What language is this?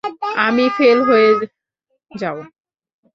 Bangla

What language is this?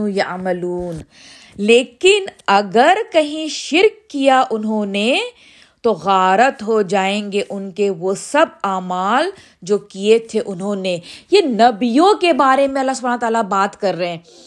Urdu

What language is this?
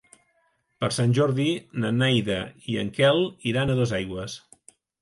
Catalan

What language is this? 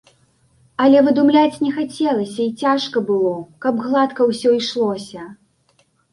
Belarusian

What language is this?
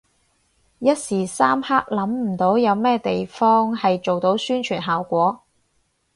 Cantonese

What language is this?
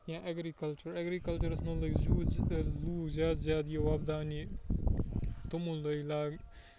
Kashmiri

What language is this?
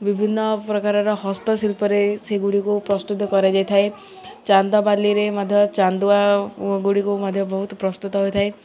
Odia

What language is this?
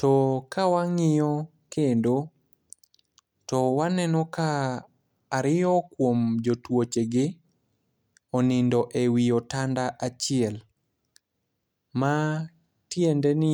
Luo (Kenya and Tanzania)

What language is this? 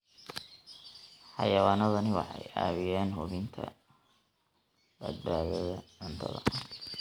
Somali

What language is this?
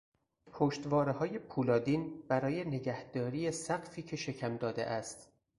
Persian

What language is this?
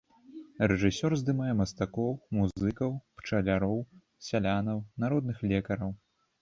Belarusian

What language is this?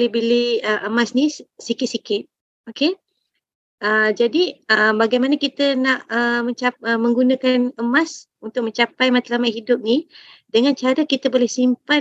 Malay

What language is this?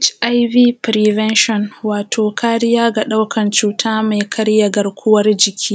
Hausa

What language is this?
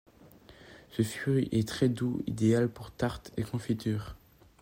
French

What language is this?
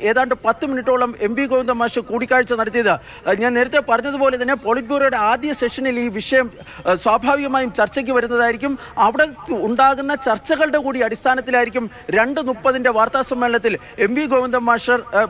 Malayalam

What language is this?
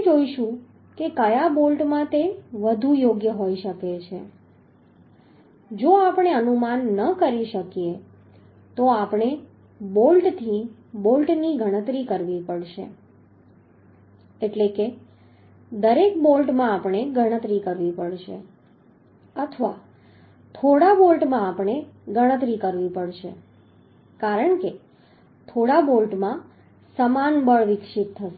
Gujarati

